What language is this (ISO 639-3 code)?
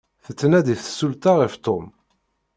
kab